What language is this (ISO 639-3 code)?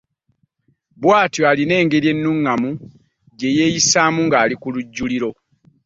lug